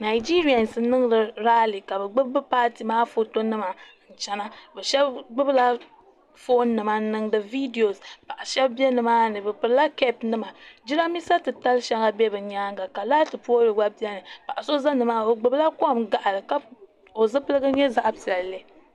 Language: Dagbani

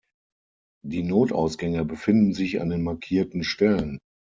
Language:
German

